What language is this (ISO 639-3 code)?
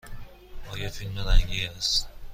fas